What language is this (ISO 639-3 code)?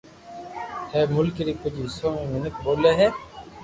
lrk